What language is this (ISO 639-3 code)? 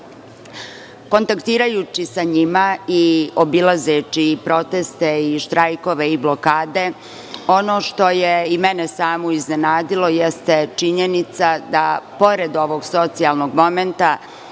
srp